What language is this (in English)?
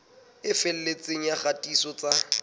Southern Sotho